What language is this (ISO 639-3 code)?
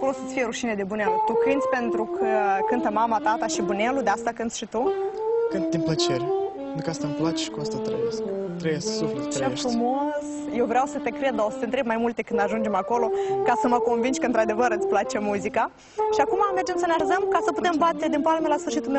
ron